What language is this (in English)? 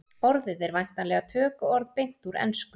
Icelandic